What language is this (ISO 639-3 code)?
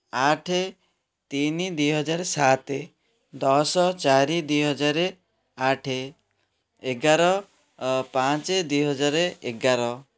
ori